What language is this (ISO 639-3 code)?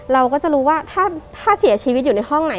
tha